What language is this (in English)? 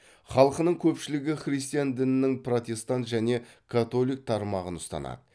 Kazakh